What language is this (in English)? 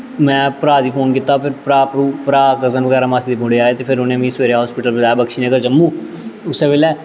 Dogri